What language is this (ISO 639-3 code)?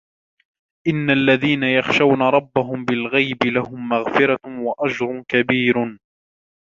ara